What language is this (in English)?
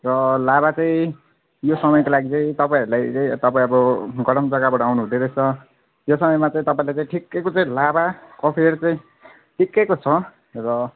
Nepali